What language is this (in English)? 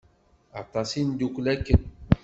Kabyle